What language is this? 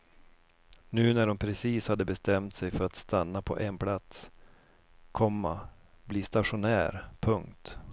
Swedish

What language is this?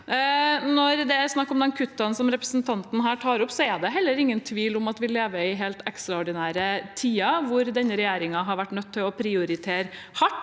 Norwegian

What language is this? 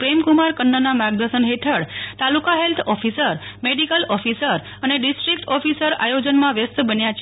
Gujarati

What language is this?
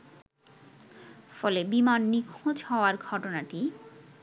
Bangla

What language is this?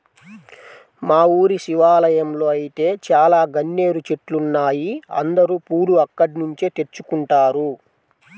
Telugu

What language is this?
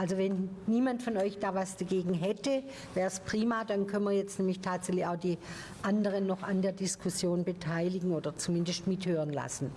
German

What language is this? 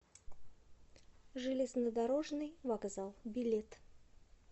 Russian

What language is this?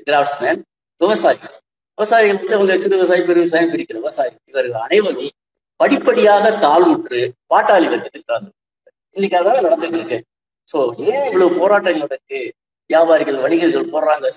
Tamil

